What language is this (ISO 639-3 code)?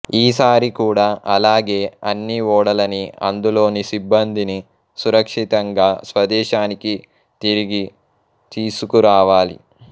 tel